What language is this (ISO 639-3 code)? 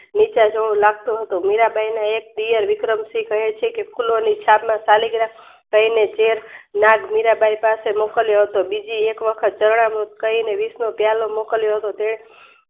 guj